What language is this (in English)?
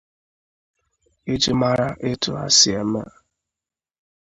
Igbo